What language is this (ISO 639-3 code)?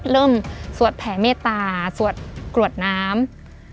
tha